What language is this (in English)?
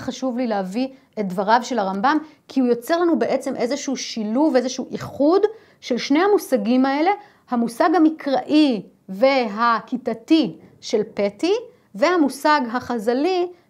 Hebrew